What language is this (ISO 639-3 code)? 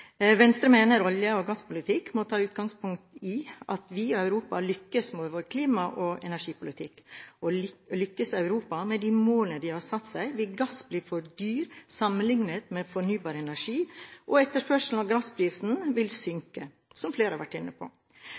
nob